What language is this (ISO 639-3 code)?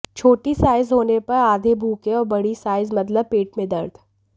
hin